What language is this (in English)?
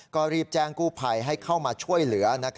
Thai